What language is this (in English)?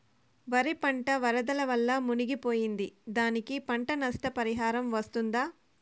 Telugu